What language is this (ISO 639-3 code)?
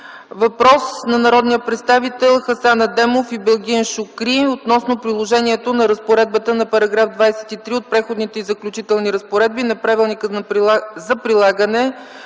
bul